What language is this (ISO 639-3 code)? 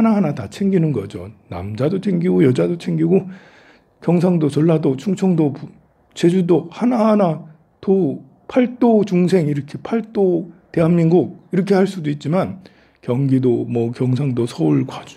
kor